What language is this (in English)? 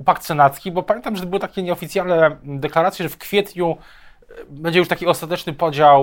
Polish